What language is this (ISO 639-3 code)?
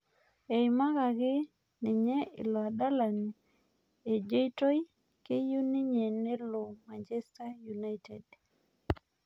mas